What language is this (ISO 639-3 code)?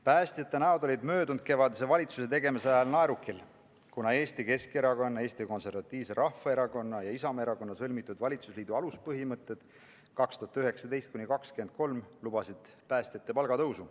est